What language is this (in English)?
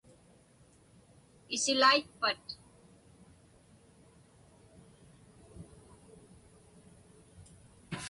Inupiaq